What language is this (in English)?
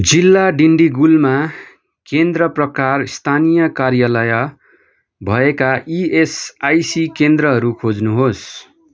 Nepali